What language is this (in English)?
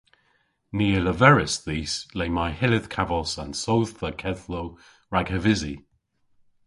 Cornish